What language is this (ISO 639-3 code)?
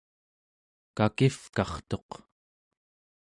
esu